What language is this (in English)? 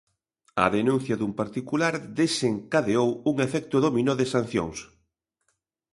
Galician